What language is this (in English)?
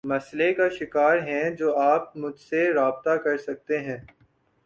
Urdu